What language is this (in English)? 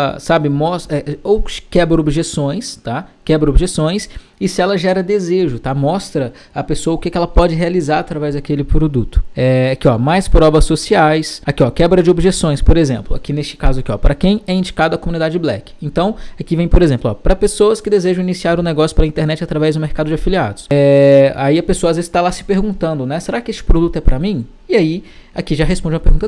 Portuguese